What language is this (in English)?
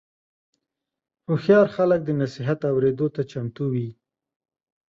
Pashto